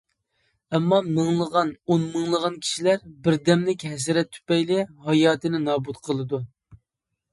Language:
Uyghur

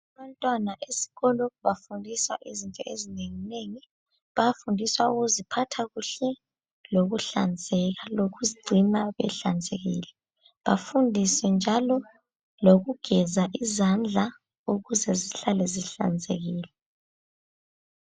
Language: North Ndebele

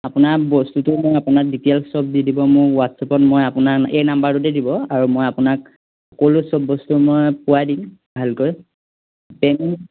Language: Assamese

